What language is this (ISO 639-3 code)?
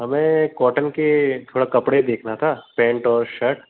hin